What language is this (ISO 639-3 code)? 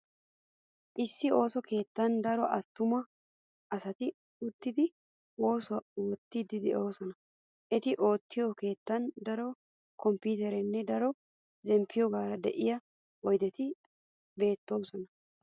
wal